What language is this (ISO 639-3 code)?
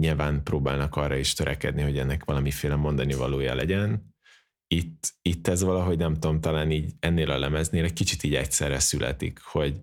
hun